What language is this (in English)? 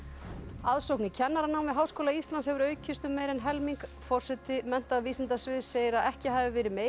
Icelandic